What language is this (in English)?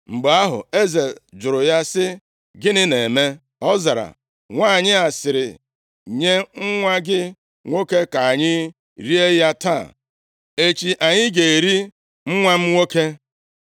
Igbo